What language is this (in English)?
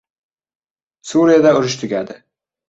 Uzbek